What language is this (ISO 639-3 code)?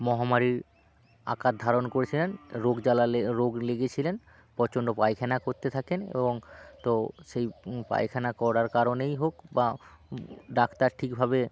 ben